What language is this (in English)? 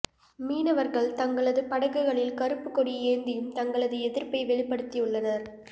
Tamil